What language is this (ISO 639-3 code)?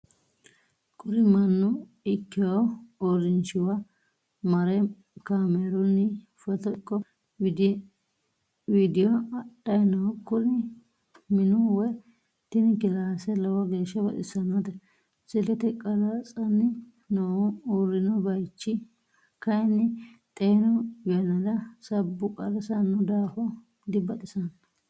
sid